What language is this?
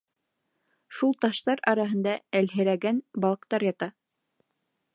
Bashkir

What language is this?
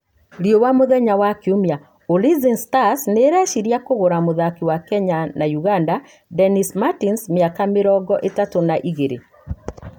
Kikuyu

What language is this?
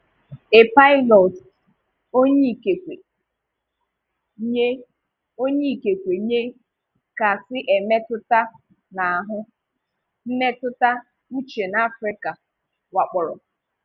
Igbo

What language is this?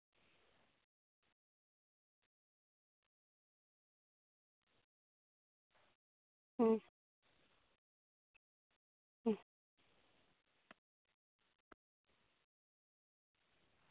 Santali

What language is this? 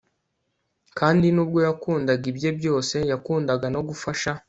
Kinyarwanda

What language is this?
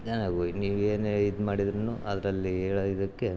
Kannada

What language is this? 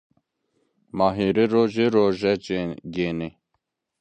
Zaza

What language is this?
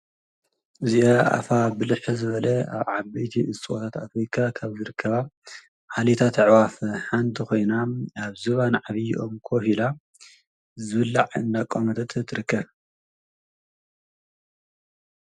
Tigrinya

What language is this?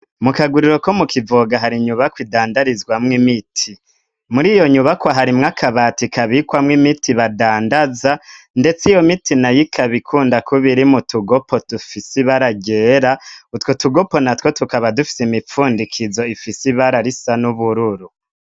Rundi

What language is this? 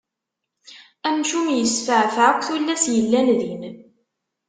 Kabyle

